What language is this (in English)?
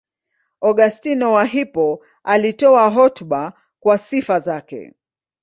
Swahili